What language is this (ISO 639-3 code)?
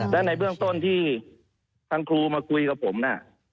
tha